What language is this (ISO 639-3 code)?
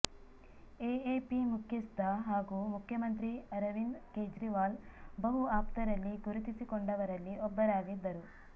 kan